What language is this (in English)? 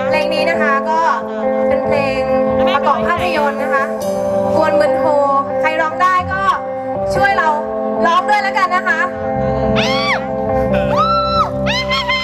Thai